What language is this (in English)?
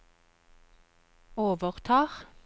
Norwegian